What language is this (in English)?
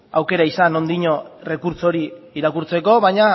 Basque